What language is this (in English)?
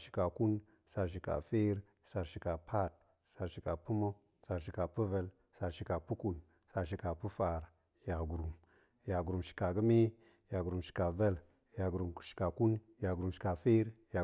Goemai